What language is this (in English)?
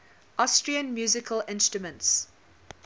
English